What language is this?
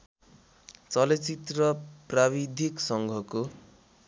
Nepali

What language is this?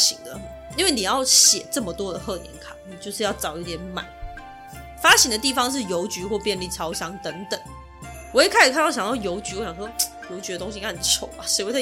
Chinese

